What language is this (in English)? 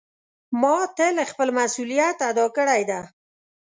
Pashto